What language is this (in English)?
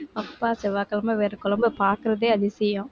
Tamil